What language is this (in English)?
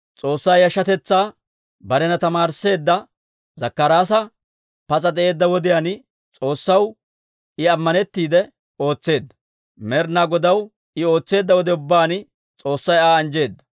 Dawro